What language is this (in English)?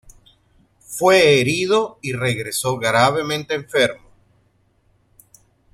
Spanish